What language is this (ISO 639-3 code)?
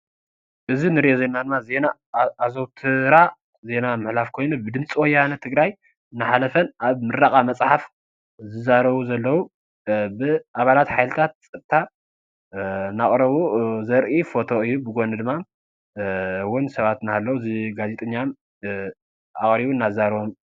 tir